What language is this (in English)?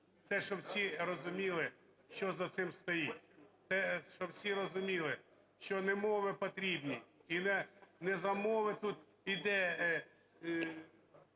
Ukrainian